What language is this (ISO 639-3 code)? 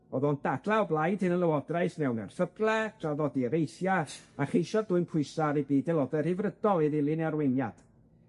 cym